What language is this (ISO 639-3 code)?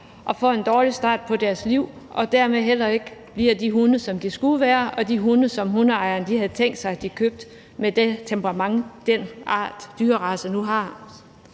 dan